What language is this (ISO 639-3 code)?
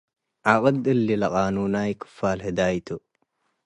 tig